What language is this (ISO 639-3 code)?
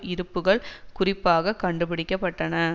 tam